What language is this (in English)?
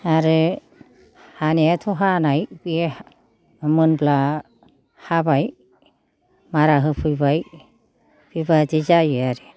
Bodo